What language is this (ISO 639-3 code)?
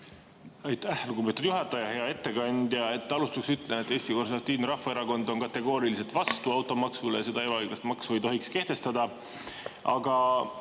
est